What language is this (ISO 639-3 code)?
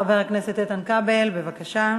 heb